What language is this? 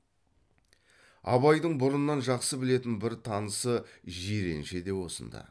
Kazakh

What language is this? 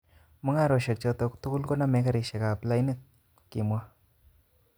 Kalenjin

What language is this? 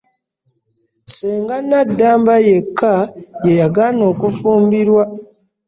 Ganda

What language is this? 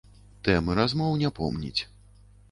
Belarusian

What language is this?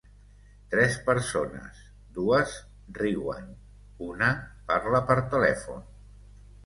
Catalan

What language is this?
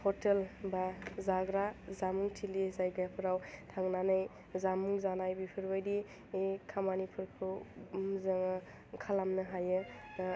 Bodo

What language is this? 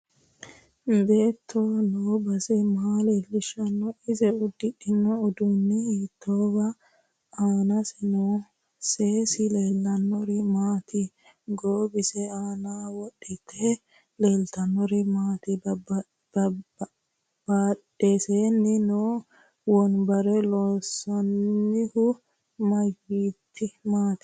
Sidamo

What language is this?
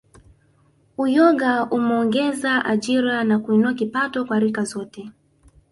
Swahili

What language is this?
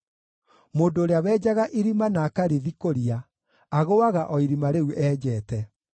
Kikuyu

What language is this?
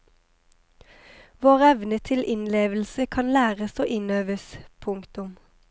Norwegian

